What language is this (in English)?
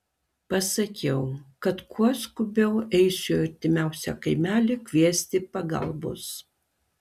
Lithuanian